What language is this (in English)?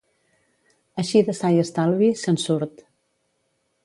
Catalan